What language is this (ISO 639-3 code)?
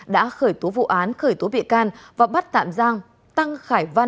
vie